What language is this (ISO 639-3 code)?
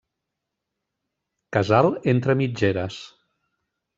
cat